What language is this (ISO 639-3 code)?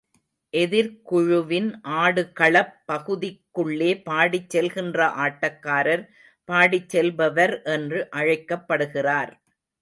tam